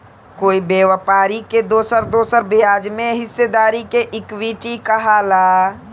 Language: Bhojpuri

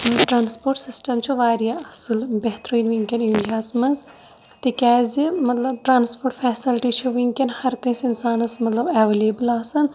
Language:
Kashmiri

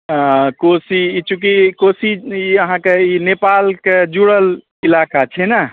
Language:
Maithili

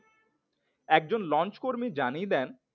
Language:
Bangla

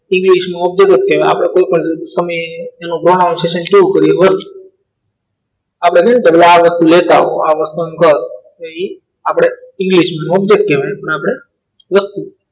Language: Gujarati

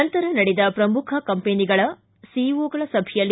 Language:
Kannada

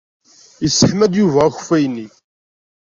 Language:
Kabyle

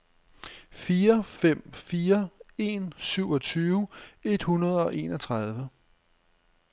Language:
Danish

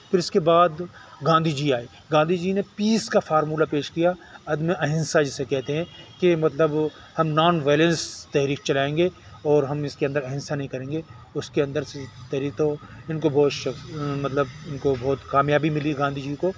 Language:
Urdu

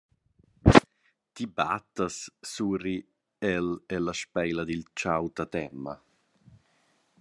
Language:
Romansh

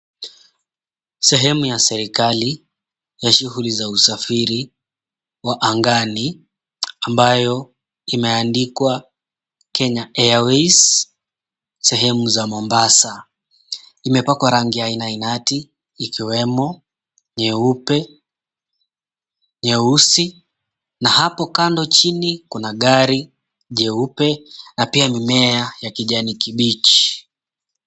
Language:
Swahili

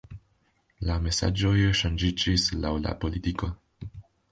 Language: Esperanto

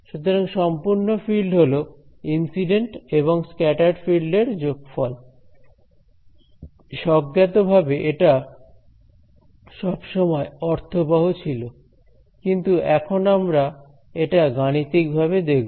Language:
Bangla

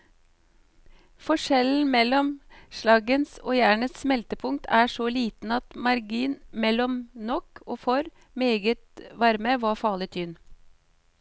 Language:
Norwegian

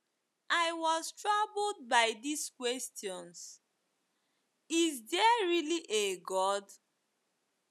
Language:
Igbo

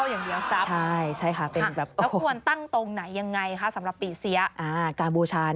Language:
Thai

